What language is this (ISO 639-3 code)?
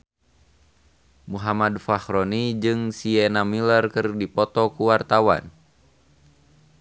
sun